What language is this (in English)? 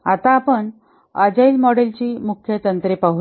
Marathi